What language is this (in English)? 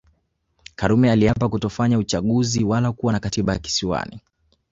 Swahili